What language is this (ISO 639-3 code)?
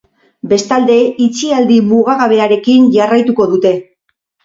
eus